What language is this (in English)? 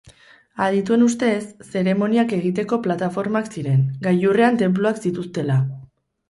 Basque